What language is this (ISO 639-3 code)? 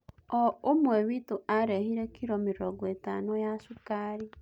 kik